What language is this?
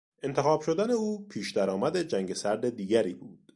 Persian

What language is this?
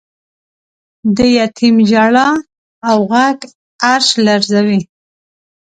Pashto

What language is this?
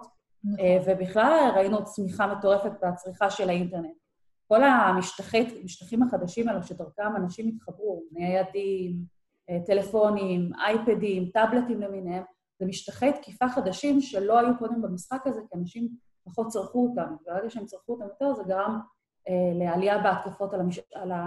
Hebrew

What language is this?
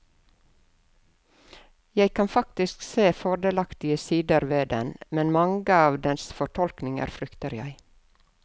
Norwegian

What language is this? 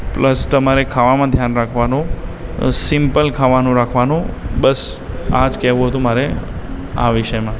Gujarati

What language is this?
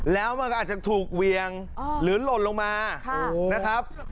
Thai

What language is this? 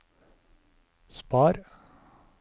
Norwegian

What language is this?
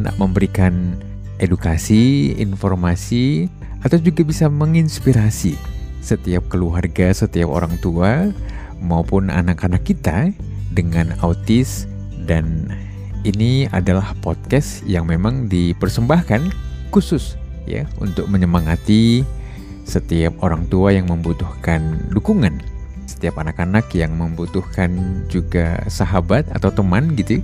Indonesian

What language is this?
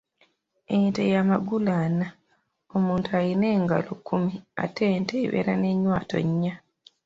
Ganda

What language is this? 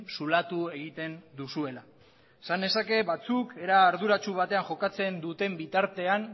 Basque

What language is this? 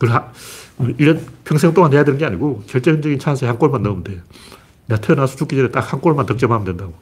Korean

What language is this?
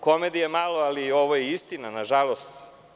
Serbian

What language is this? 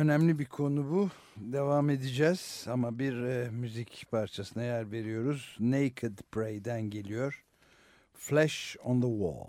Turkish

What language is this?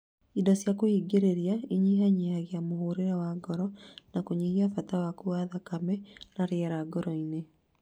Kikuyu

